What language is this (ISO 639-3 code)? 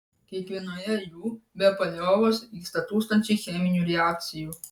lit